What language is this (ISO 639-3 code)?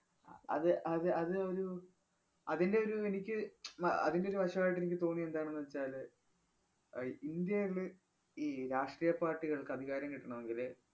mal